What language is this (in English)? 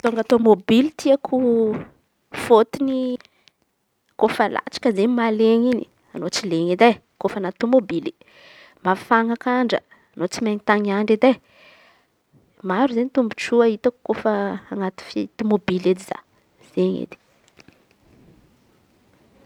Antankarana Malagasy